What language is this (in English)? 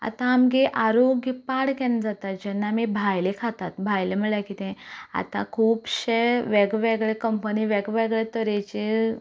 Konkani